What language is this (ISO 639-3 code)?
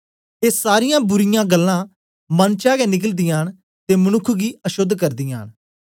doi